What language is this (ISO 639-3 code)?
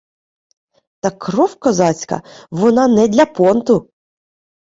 ukr